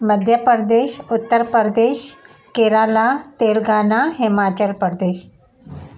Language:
Sindhi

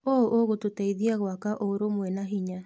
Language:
Kikuyu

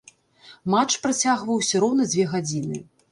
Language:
Belarusian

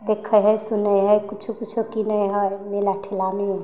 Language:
Maithili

